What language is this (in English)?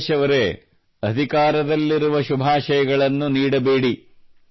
Kannada